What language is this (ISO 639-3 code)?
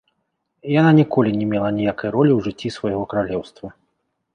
bel